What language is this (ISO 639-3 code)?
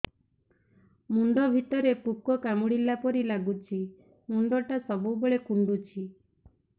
ori